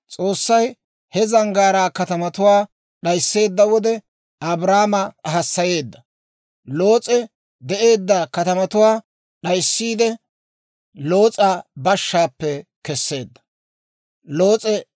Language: Dawro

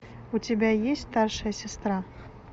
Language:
Russian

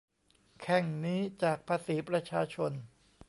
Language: Thai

